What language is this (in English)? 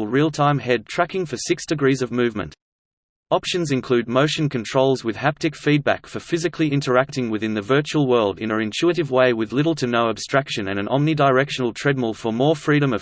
English